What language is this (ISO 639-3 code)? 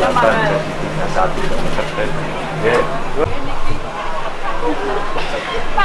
ind